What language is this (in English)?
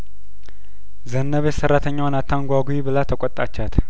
Amharic